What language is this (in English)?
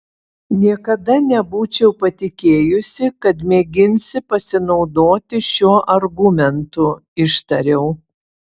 Lithuanian